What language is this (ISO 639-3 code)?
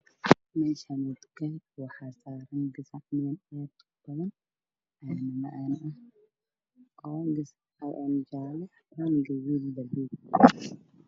som